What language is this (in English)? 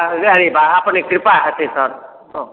Maithili